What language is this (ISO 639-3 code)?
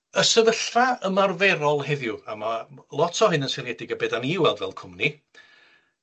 cym